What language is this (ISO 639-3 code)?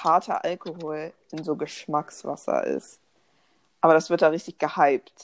deu